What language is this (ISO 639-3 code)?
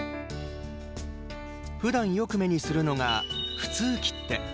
jpn